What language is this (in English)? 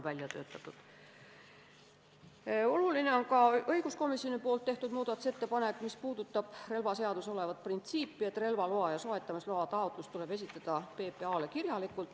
Estonian